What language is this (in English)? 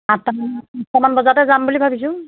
Assamese